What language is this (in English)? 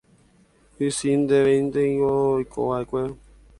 Guarani